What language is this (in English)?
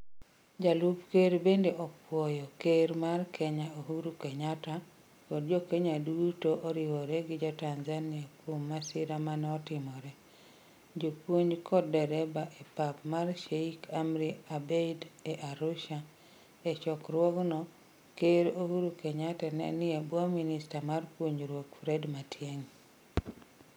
Luo (Kenya and Tanzania)